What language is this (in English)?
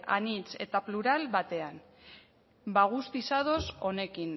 Basque